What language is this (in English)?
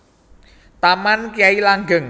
Javanese